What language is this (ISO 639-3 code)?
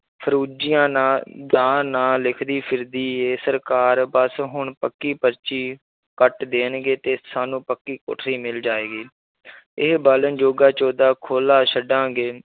pan